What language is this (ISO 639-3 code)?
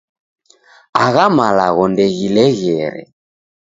dav